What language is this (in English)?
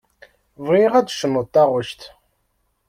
Kabyle